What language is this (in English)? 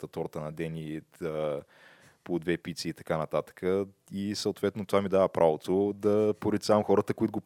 Bulgarian